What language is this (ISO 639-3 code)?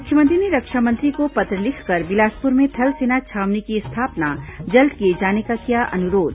hin